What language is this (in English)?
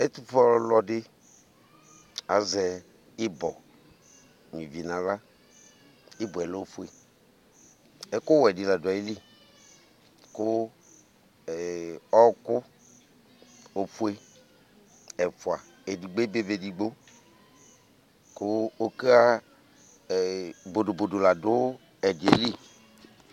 Ikposo